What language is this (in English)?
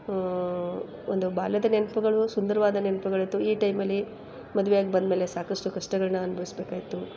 Kannada